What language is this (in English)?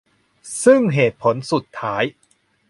Thai